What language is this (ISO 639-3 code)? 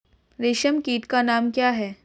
hin